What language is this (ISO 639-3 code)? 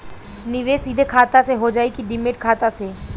bho